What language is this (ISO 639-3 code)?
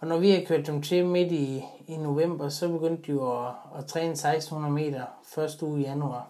dan